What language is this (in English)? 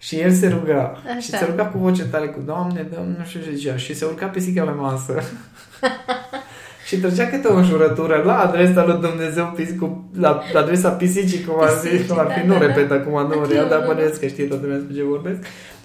Romanian